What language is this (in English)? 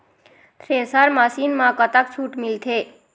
Chhattisgarhi